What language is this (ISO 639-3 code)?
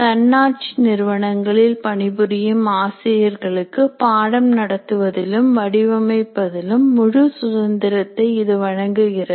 tam